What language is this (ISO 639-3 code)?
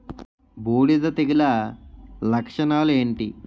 tel